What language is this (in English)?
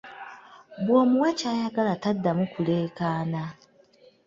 Ganda